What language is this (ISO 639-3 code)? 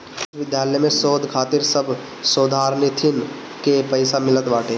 bho